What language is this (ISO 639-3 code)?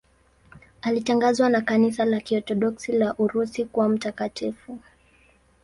swa